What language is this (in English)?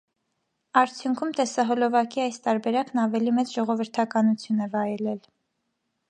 Armenian